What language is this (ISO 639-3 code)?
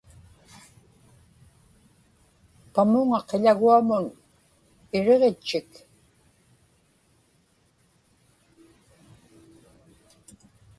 ipk